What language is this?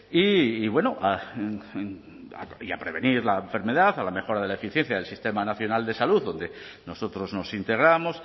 Spanish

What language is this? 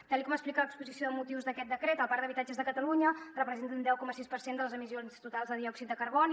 Catalan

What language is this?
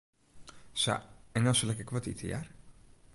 Western Frisian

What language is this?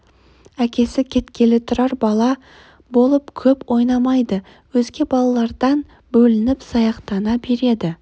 Kazakh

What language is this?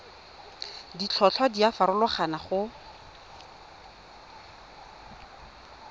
Tswana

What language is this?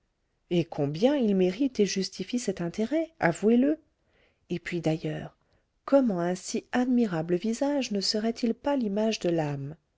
French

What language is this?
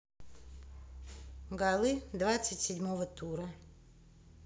Russian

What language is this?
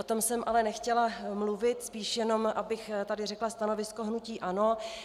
Czech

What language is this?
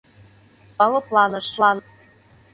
Mari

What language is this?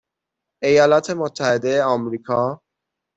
Persian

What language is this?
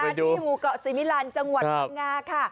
Thai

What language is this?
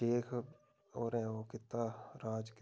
Dogri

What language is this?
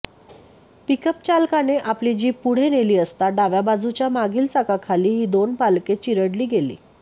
Marathi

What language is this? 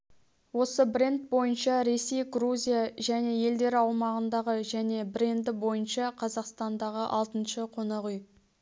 Kazakh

